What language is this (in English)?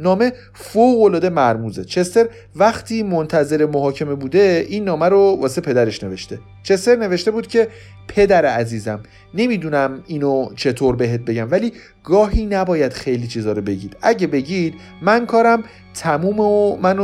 Persian